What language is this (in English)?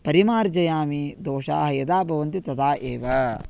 Sanskrit